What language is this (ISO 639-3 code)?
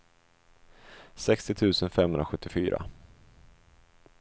swe